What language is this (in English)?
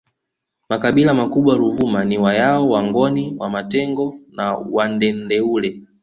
Swahili